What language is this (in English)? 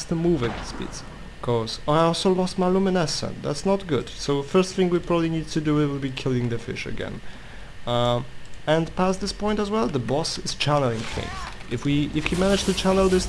English